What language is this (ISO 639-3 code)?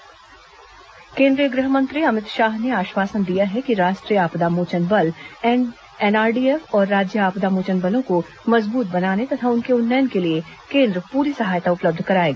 hin